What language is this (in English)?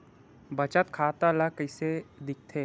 Chhattisgarhi